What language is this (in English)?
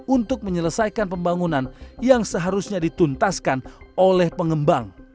Indonesian